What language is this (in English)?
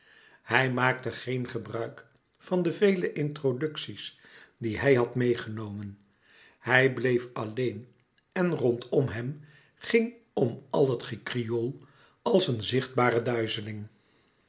Dutch